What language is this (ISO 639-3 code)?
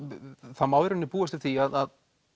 isl